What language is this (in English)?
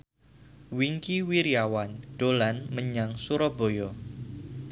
Javanese